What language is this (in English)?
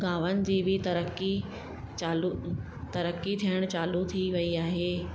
Sindhi